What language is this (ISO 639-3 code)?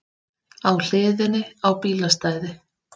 isl